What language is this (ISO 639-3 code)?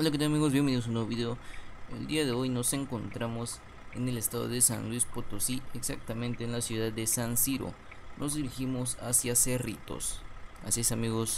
spa